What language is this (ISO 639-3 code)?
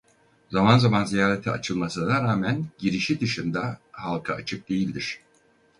tur